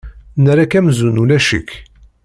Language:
Kabyle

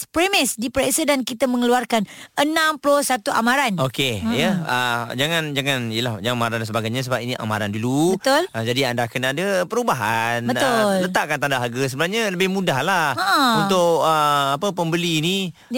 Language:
Malay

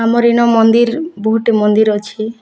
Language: Odia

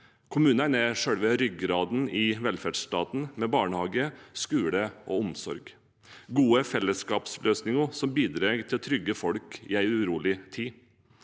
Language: Norwegian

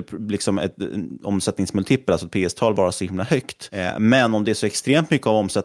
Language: Swedish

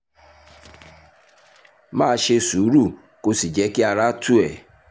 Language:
Yoruba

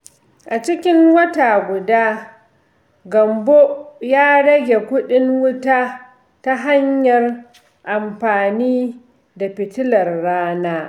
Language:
Hausa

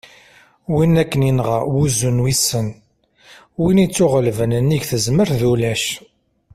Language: Kabyle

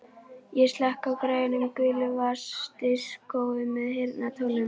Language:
Icelandic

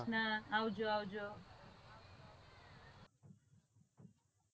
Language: Gujarati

